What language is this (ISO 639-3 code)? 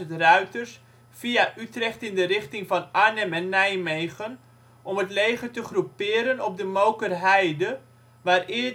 nld